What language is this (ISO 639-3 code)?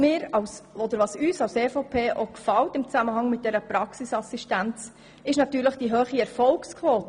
gsw